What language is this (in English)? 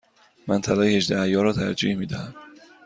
Persian